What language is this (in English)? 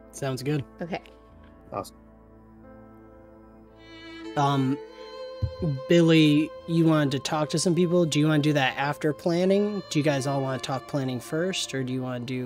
English